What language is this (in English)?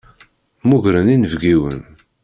Kabyle